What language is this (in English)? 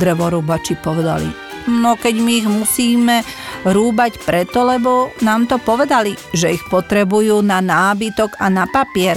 Slovak